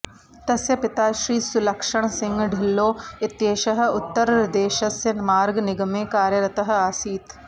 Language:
Sanskrit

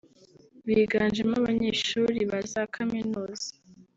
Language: Kinyarwanda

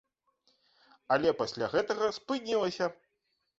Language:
Belarusian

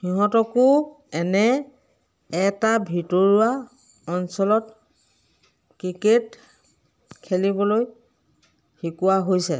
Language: Assamese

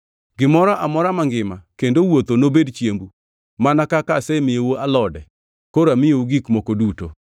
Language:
Luo (Kenya and Tanzania)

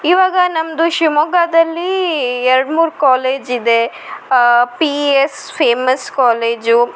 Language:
Kannada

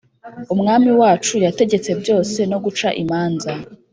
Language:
Kinyarwanda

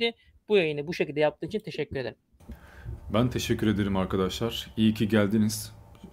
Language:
Turkish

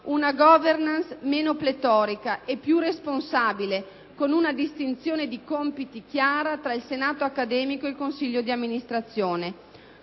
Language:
Italian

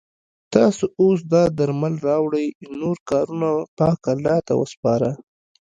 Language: Pashto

